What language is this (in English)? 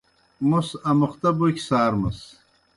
Kohistani Shina